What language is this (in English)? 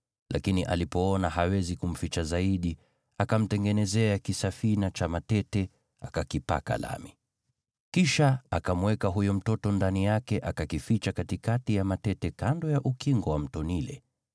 Swahili